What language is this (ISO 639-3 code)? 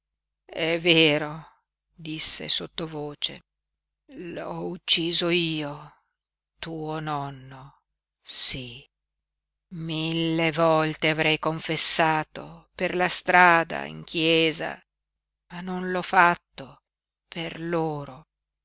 ita